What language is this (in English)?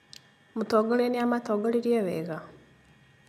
Kikuyu